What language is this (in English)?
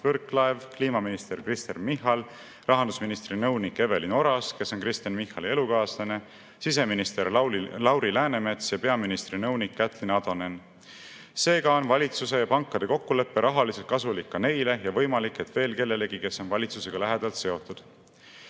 Estonian